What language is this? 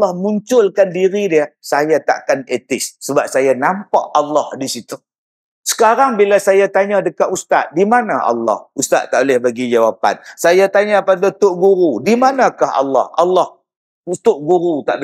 Malay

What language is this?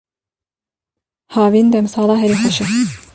Kurdish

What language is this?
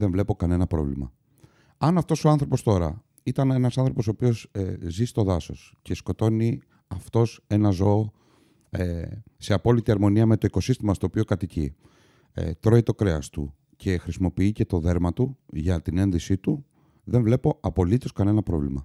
Greek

